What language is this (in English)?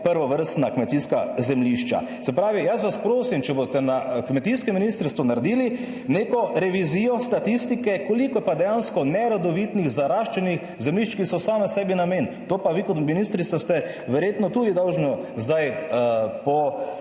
Slovenian